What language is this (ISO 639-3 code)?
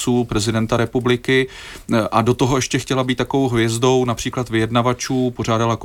ces